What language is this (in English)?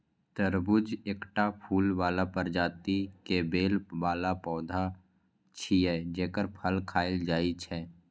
Maithili